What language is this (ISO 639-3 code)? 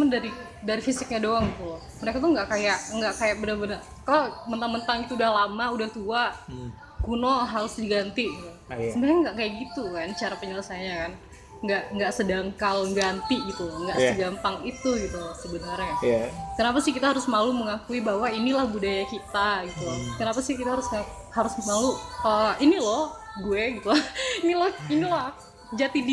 ind